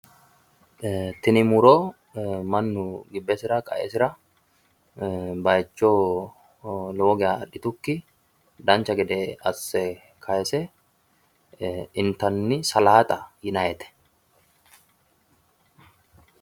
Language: Sidamo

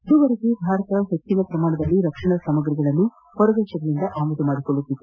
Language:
Kannada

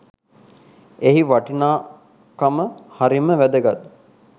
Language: Sinhala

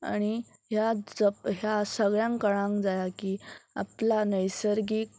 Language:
Konkani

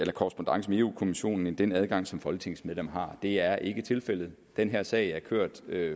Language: Danish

